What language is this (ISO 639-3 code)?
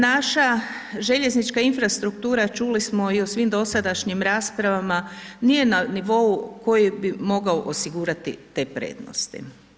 hrv